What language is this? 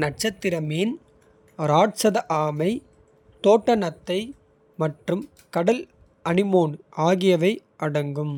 Kota (India)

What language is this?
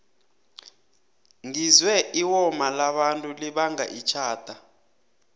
South Ndebele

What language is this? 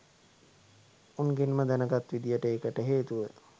Sinhala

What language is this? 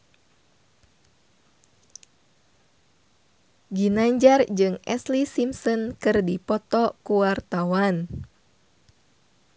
Sundanese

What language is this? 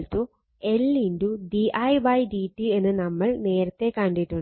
Malayalam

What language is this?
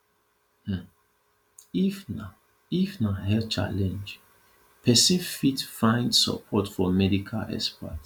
Nigerian Pidgin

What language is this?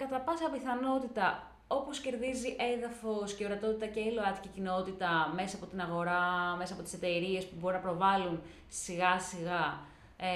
Greek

